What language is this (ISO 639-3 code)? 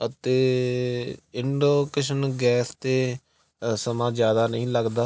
pan